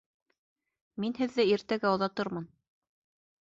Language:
Bashkir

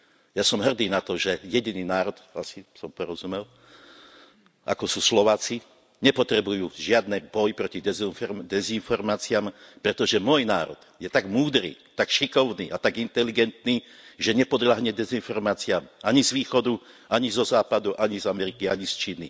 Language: Slovak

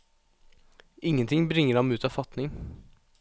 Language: Norwegian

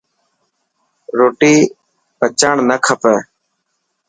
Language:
Dhatki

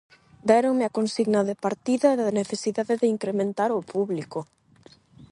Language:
Galician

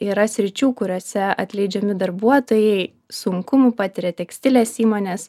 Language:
Lithuanian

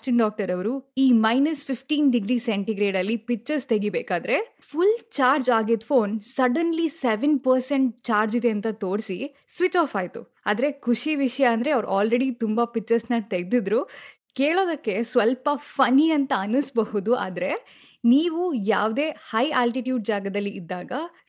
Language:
Kannada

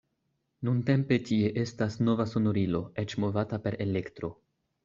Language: Esperanto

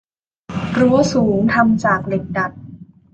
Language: Thai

